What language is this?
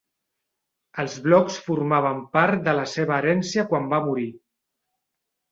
Catalan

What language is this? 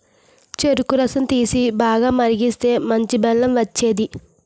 Telugu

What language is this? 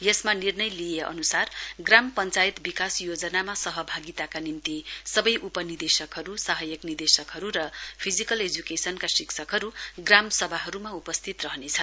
Nepali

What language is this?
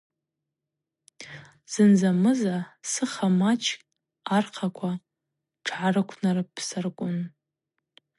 Abaza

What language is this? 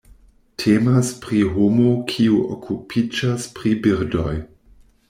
Esperanto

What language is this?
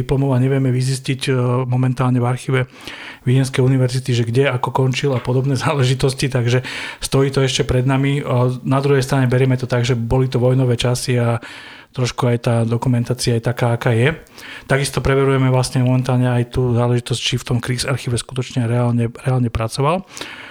Slovak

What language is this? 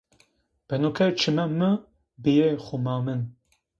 Zaza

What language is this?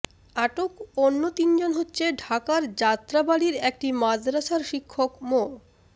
Bangla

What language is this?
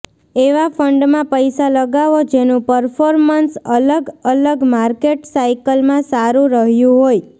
Gujarati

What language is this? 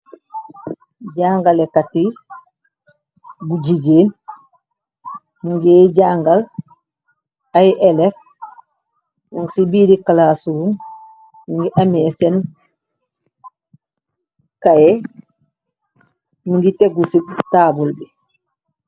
Wolof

